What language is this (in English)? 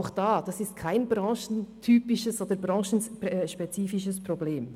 Swiss German